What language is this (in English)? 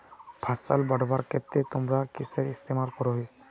Magahi